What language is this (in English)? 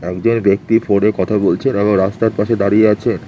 Bangla